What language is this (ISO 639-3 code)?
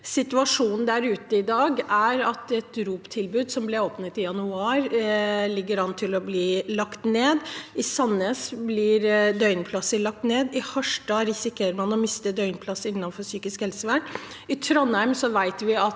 nor